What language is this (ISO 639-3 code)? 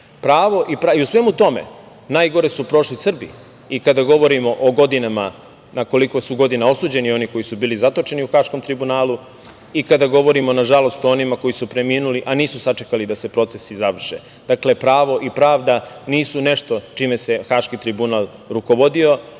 srp